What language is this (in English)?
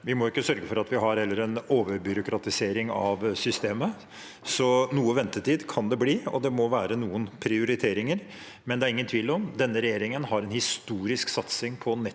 Norwegian